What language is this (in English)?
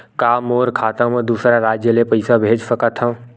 Chhattisgarhi